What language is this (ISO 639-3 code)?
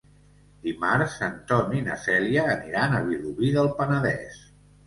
cat